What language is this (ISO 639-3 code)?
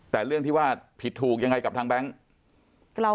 tha